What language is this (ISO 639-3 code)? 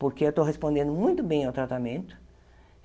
por